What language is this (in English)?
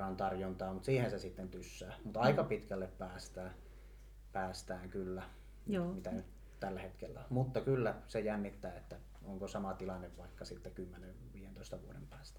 Finnish